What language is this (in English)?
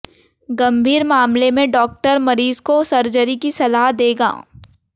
Hindi